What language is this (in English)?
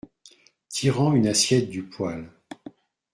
French